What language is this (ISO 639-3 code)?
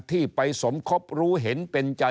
tha